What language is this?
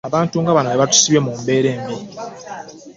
Ganda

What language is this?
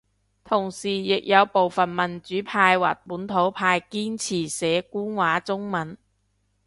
Cantonese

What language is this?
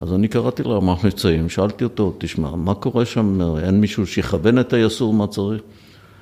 Hebrew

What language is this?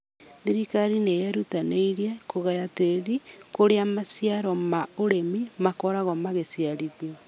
Kikuyu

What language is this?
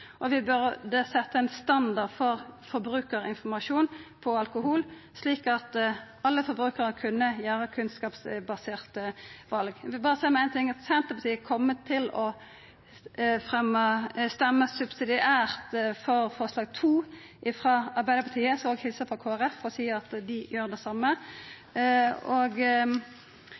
Norwegian Nynorsk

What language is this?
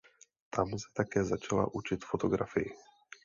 Czech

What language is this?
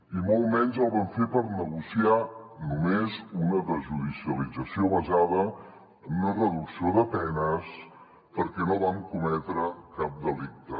Catalan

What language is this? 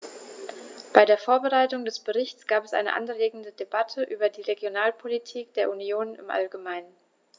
German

